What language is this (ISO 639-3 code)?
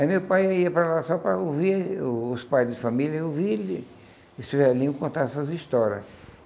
por